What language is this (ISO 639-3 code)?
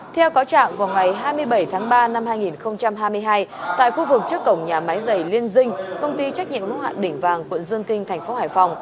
vie